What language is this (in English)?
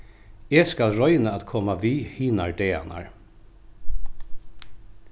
Faroese